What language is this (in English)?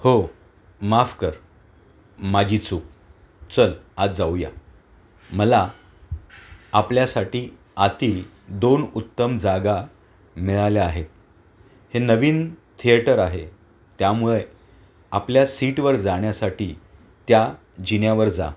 Marathi